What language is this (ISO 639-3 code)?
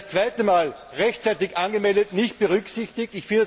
deu